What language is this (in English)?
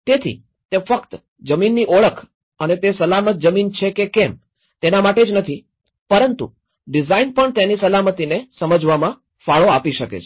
Gujarati